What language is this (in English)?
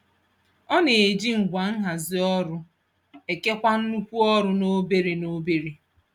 Igbo